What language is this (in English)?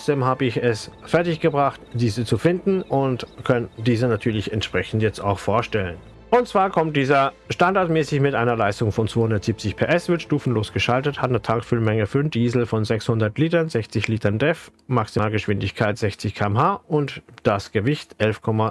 German